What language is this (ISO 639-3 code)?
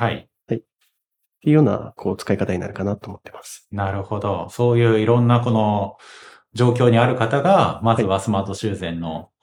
jpn